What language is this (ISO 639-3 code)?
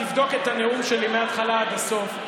heb